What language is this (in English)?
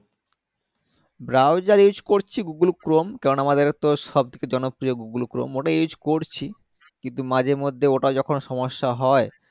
Bangla